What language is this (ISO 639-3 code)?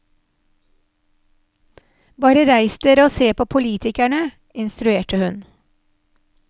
nor